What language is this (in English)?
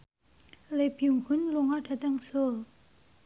Javanese